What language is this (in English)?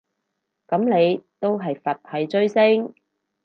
Cantonese